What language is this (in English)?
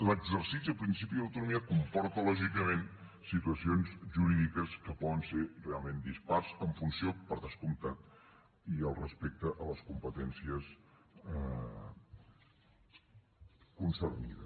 Catalan